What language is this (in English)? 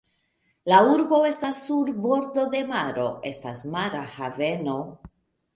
Esperanto